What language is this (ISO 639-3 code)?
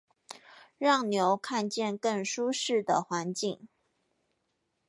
zho